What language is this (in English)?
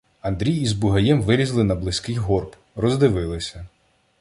Ukrainian